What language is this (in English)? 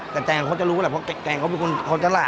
Thai